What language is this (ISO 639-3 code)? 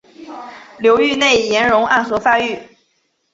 zho